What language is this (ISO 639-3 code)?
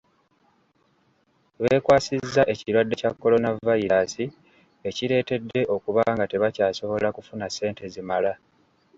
lug